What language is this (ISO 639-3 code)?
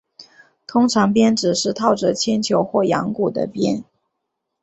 zho